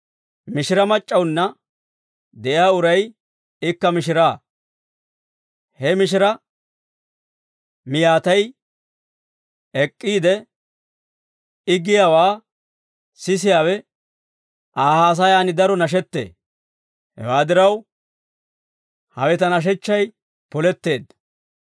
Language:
Dawro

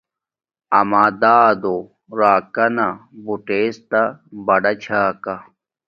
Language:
Domaaki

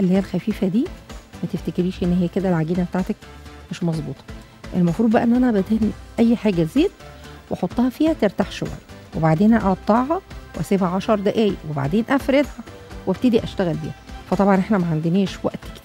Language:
Arabic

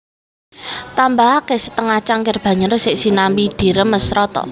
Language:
Javanese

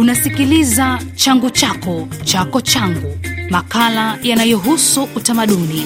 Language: Swahili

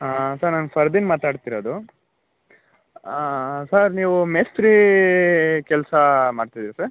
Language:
Kannada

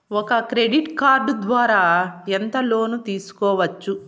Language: Telugu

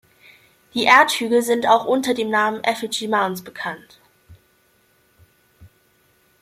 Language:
German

